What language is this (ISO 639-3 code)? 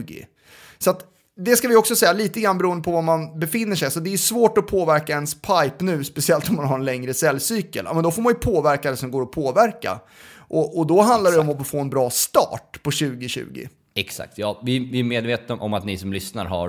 swe